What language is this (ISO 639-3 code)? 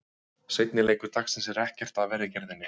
isl